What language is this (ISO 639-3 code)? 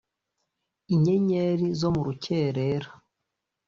kin